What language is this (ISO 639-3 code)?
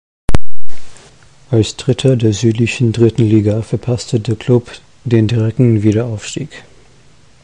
deu